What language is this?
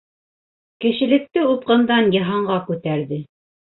Bashkir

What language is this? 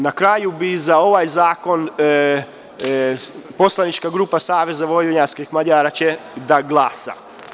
Serbian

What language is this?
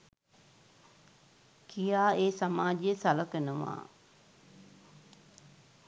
Sinhala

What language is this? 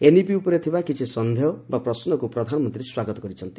Odia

